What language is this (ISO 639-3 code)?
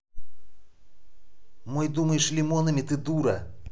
rus